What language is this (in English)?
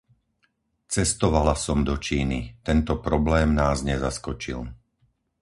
Slovak